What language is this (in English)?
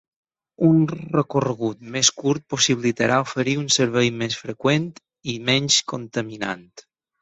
Catalan